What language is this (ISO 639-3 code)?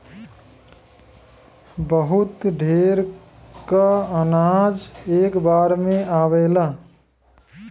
bho